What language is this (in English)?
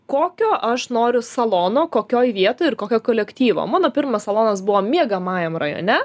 Lithuanian